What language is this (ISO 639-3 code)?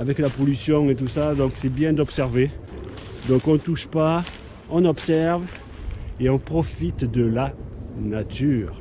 fra